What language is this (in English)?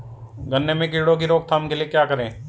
Hindi